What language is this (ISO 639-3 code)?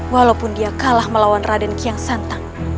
ind